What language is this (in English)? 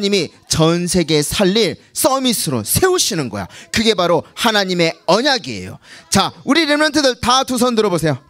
Korean